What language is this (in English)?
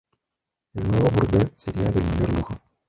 Spanish